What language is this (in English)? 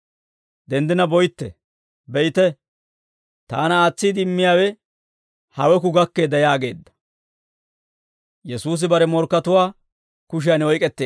Dawro